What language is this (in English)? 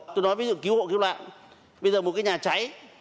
Vietnamese